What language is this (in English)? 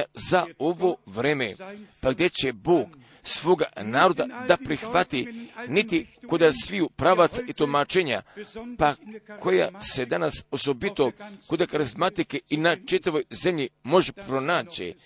Croatian